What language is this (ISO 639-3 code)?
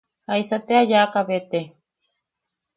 yaq